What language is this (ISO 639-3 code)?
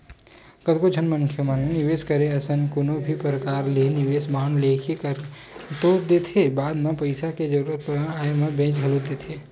hne